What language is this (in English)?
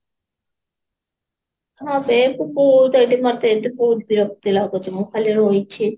Odia